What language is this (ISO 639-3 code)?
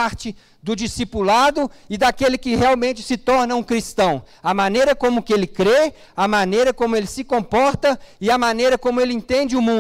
por